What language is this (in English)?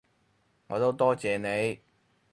Cantonese